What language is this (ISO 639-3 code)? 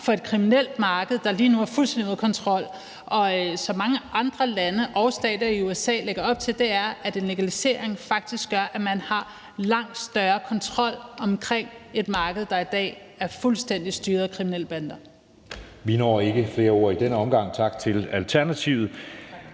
dan